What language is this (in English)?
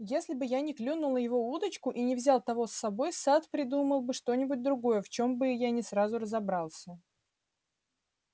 Russian